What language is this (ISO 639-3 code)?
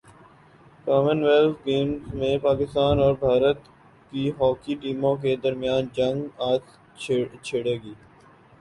urd